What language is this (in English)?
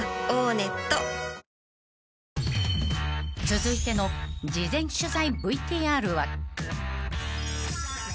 Japanese